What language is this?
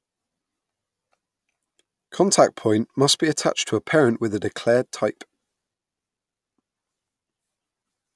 English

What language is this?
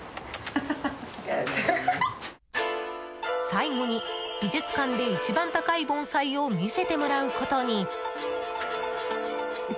Japanese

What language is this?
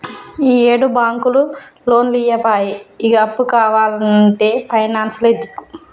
Telugu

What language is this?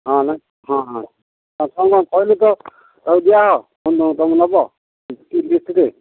Odia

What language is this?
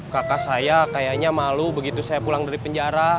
Indonesian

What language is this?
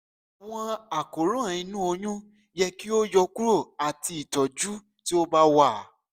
Yoruba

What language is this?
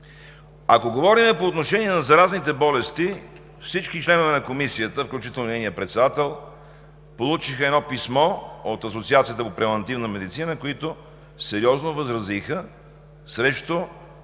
Bulgarian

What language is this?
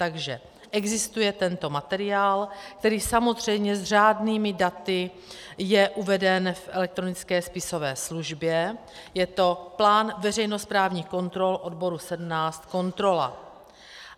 Czech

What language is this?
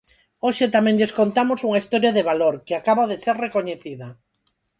Galician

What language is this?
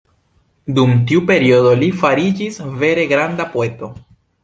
Esperanto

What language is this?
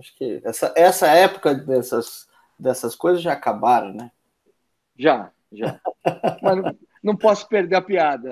Portuguese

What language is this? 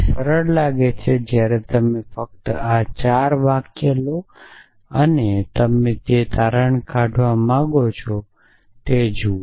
Gujarati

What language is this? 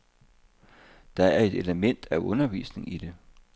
Danish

